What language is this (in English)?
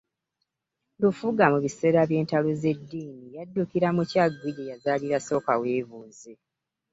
Ganda